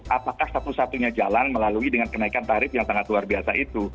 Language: Indonesian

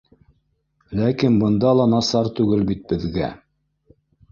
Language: Bashkir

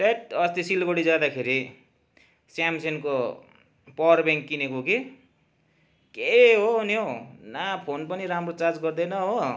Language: Nepali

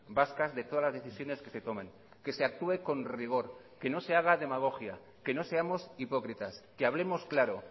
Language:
Spanish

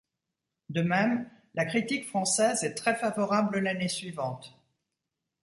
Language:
French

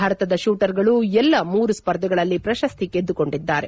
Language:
Kannada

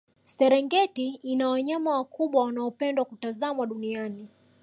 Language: Swahili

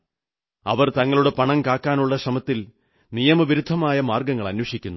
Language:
Malayalam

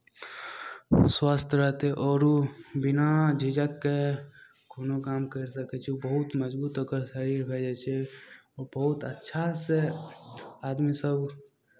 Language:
Maithili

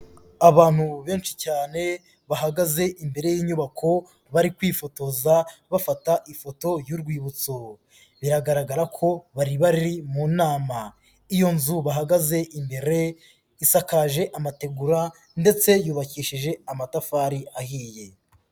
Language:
Kinyarwanda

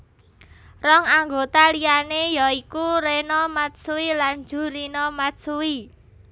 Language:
Javanese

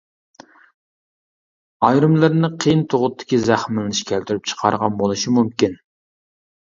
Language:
Uyghur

